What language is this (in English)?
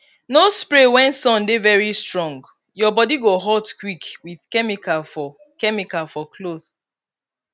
Nigerian Pidgin